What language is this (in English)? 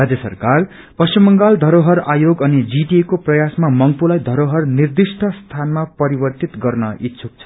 Nepali